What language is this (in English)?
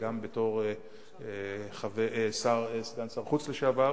Hebrew